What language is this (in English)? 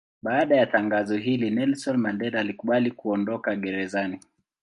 Swahili